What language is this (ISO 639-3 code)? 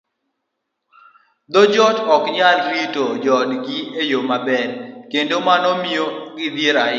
luo